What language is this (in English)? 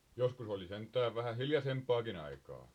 Finnish